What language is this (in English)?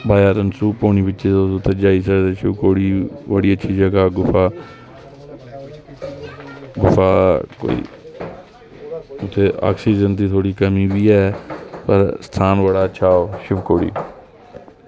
Dogri